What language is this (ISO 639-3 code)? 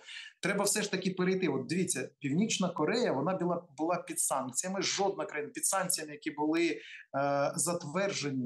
ukr